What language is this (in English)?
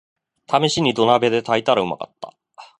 Japanese